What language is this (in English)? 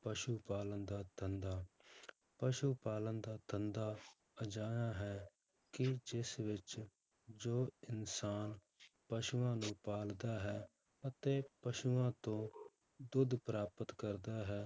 Punjabi